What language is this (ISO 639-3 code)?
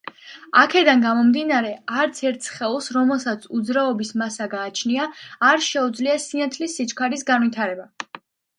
kat